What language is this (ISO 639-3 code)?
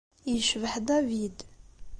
kab